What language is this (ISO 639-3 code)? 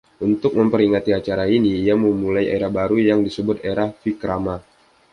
ind